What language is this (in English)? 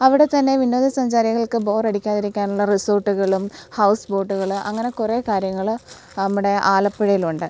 Malayalam